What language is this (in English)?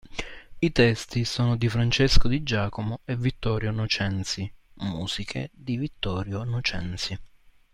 Italian